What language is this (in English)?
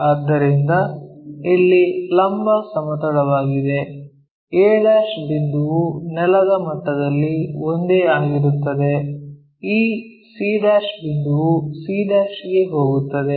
Kannada